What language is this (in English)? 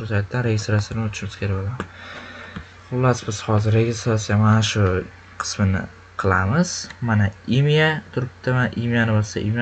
Turkish